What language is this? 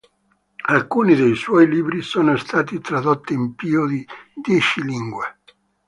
Italian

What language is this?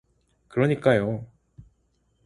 Korean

